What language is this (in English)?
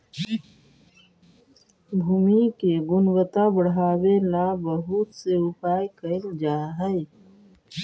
Magahi